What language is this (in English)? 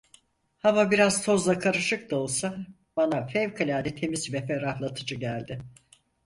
Turkish